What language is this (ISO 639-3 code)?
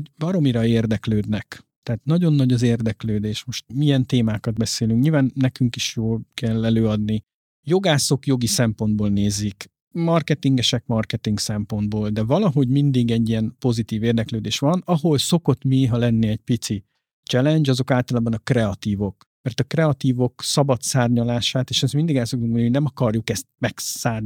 hun